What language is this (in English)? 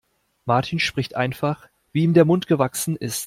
German